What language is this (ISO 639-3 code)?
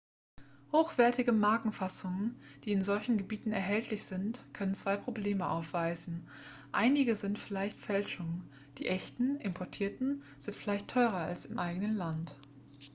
deu